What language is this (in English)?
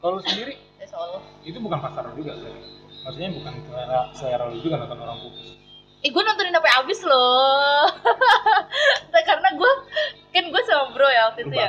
Indonesian